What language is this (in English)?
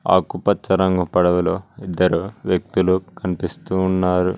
Telugu